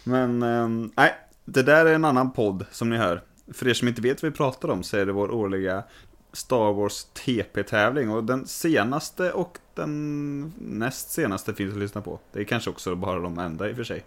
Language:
Swedish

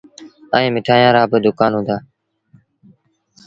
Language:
Sindhi Bhil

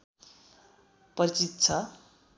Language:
Nepali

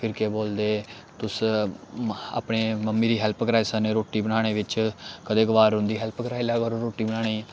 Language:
Dogri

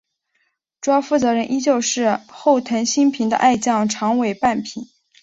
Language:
Chinese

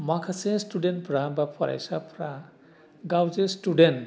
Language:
Bodo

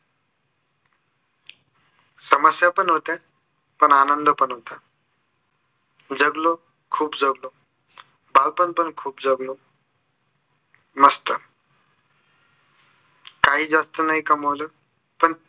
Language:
Marathi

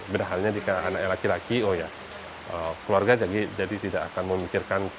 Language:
Indonesian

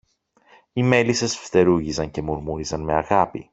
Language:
Greek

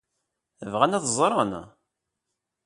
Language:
Kabyle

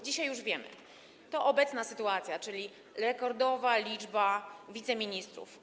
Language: Polish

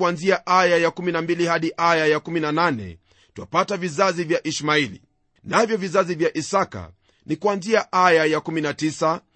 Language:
Swahili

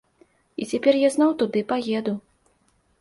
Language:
Belarusian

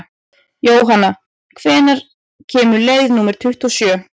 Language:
Icelandic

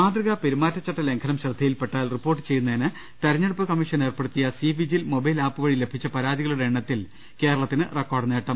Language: Malayalam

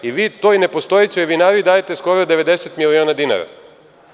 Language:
Serbian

